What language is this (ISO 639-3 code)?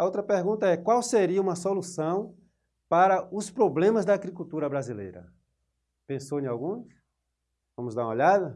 por